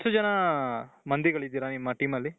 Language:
Kannada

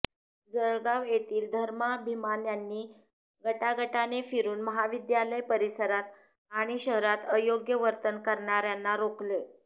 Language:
Marathi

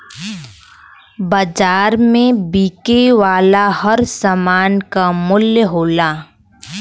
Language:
Bhojpuri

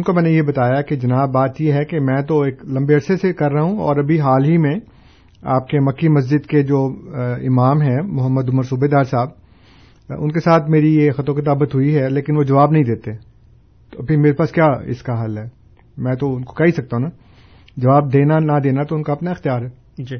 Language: Urdu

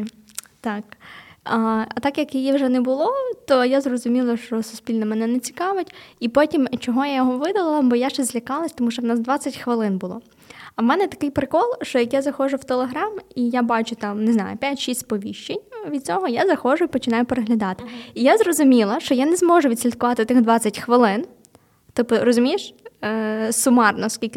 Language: Ukrainian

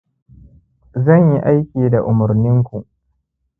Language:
Hausa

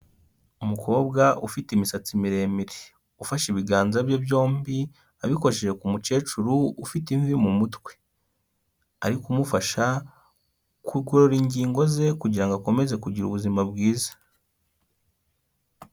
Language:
Kinyarwanda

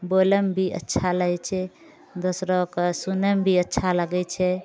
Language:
Maithili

